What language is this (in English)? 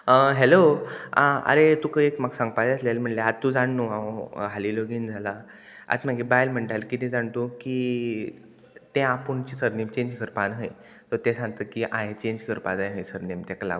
Konkani